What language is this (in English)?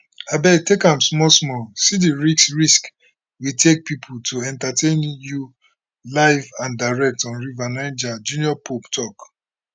Nigerian Pidgin